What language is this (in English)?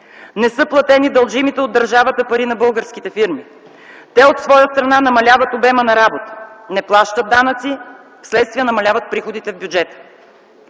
Bulgarian